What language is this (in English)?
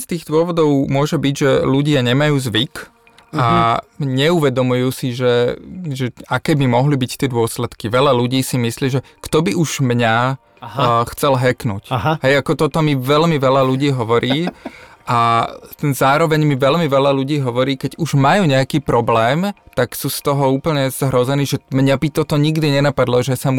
Slovak